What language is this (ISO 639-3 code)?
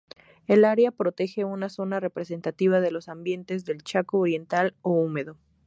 spa